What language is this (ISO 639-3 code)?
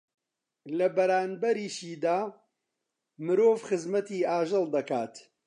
ckb